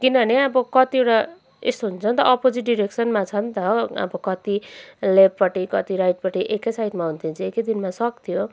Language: Nepali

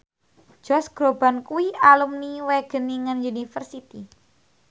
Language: Javanese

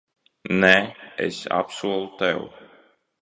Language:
Latvian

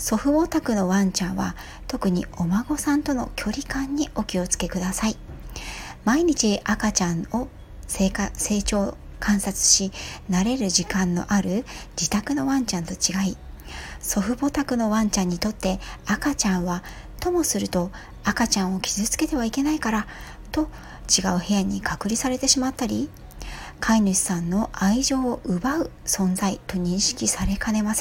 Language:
Japanese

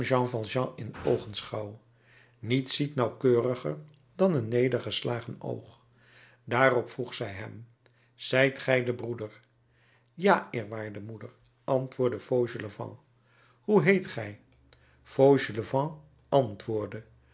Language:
Dutch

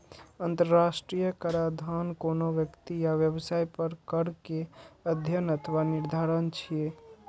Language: Maithili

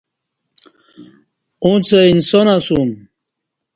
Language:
Kati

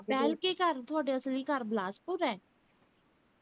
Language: Punjabi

